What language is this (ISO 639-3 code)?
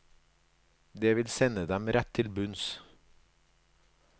nor